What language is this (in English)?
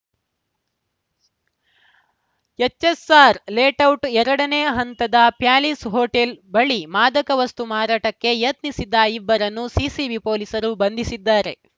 Kannada